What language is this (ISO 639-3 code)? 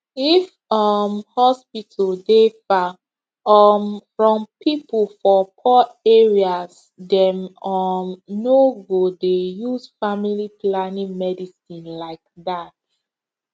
pcm